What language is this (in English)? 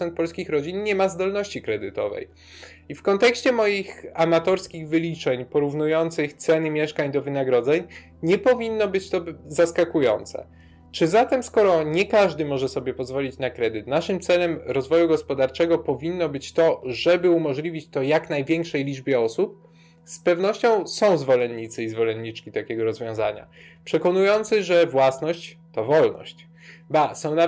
Polish